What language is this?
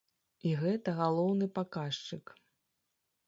Belarusian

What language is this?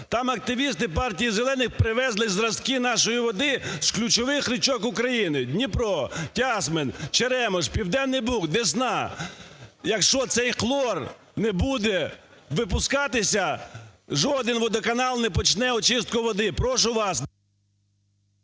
Ukrainian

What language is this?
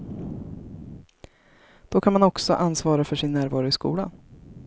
Swedish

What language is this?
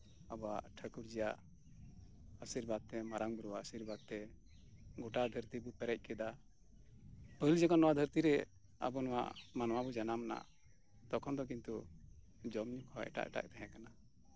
Santali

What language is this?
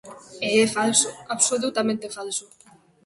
Galician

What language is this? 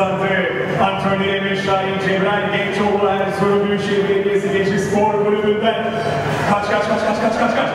Turkish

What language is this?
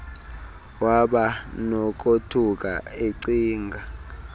Xhosa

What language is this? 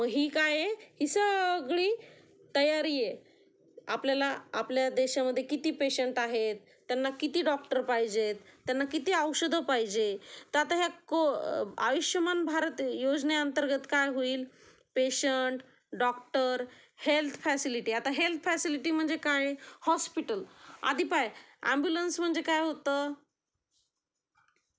Marathi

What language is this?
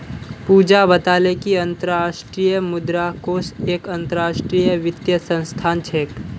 Magahi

